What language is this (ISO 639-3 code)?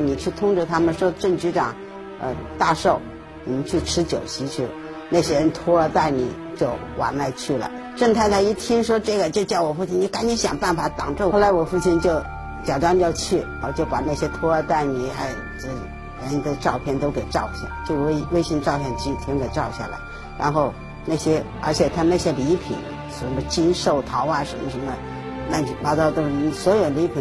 zho